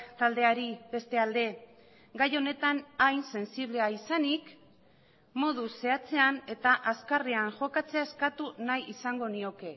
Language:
Basque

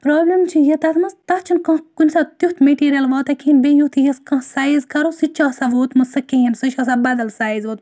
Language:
Kashmiri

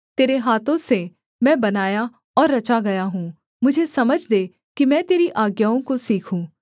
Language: Hindi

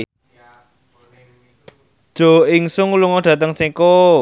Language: Javanese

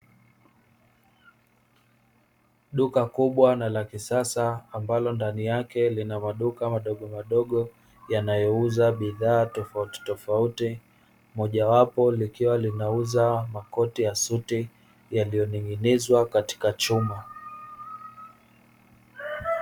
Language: Swahili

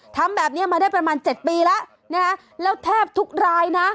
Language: Thai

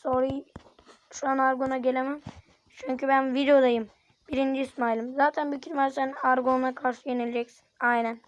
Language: Turkish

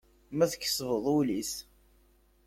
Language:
Kabyle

